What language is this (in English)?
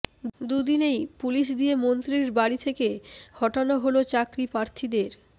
Bangla